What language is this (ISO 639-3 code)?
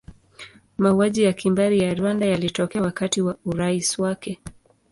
swa